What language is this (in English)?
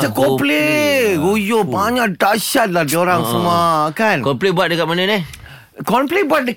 Malay